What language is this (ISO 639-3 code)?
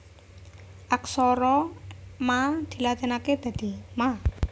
jav